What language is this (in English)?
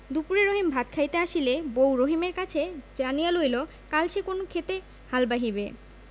Bangla